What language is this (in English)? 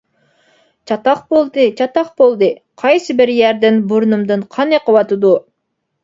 Uyghur